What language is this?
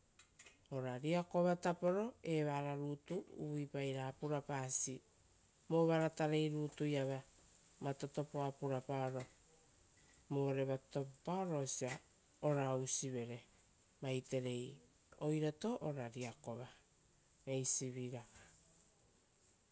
Rotokas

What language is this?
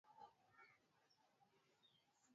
Swahili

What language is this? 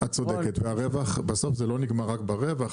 Hebrew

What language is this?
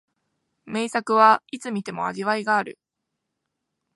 Japanese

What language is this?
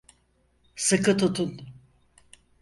Turkish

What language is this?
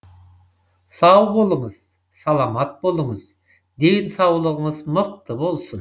Kazakh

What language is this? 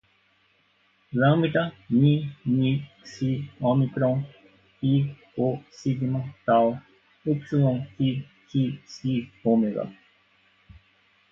Portuguese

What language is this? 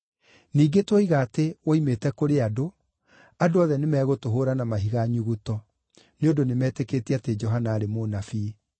Kikuyu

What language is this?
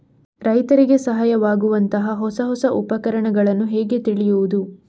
Kannada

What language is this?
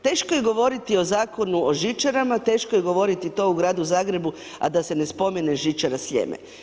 Croatian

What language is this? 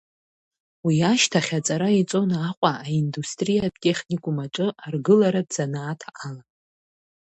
Abkhazian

